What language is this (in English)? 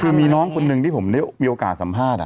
Thai